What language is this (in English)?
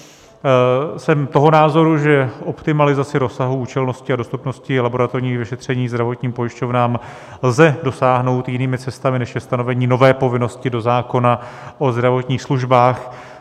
Czech